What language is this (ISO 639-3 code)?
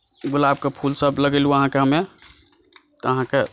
mai